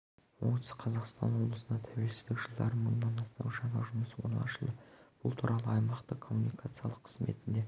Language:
Kazakh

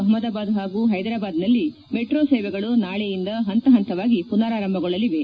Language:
Kannada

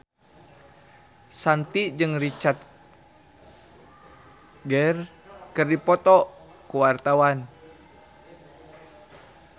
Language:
Sundanese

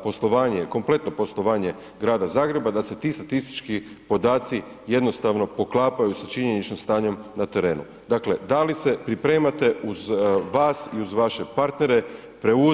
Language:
Croatian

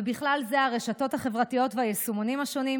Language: Hebrew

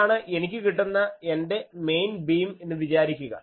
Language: Malayalam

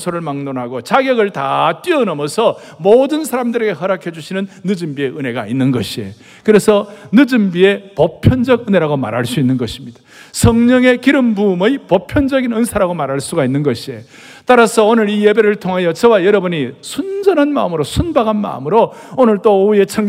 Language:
Korean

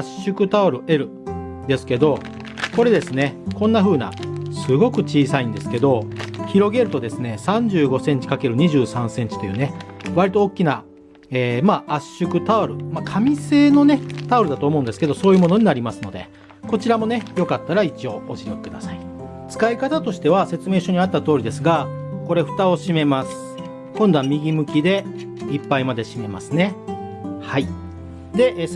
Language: Japanese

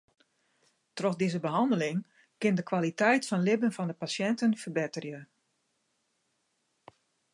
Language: Western Frisian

